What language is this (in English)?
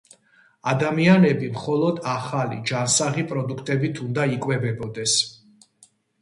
Georgian